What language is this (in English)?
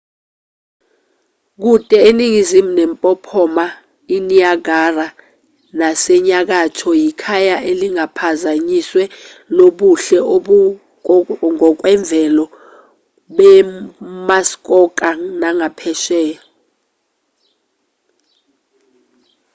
Zulu